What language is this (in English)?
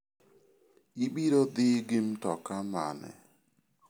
Luo (Kenya and Tanzania)